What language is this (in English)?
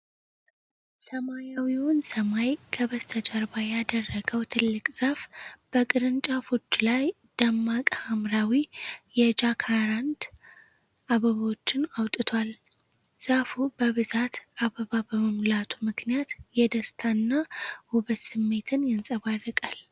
Amharic